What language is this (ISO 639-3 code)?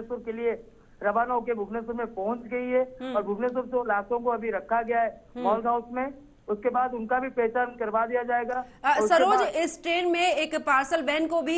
hin